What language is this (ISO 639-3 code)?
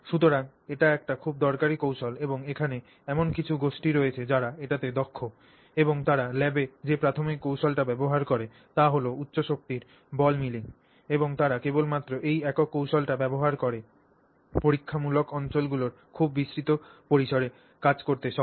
ben